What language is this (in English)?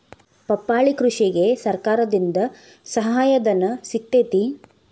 Kannada